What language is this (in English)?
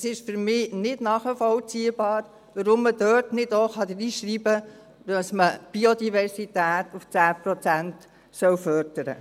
Swiss German